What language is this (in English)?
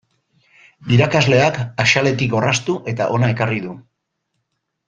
Basque